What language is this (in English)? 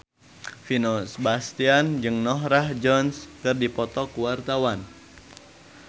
Sundanese